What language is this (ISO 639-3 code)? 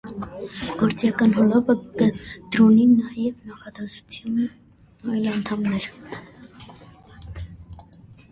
hye